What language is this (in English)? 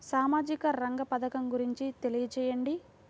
Telugu